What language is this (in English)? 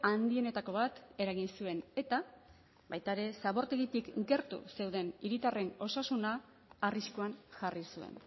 Basque